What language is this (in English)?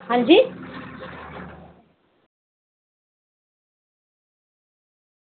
Dogri